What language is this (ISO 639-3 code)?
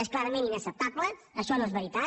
cat